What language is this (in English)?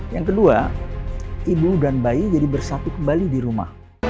Indonesian